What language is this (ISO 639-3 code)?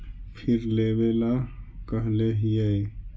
mag